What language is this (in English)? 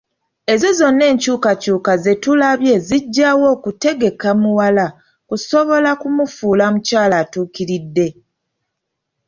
Ganda